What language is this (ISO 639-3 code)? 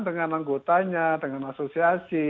ind